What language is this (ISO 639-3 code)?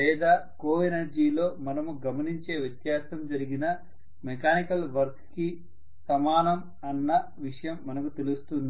tel